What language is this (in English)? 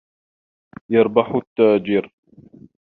Arabic